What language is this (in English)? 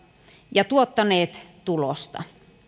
Finnish